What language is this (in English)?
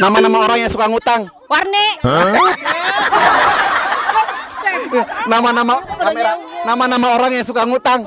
Indonesian